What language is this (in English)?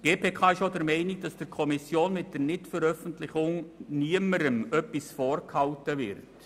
Swiss German